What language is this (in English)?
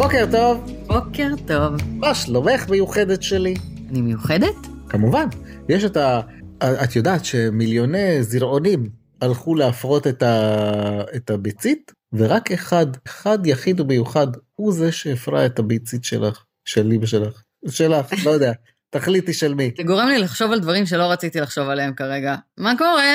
Hebrew